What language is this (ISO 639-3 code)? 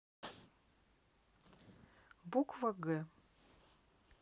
rus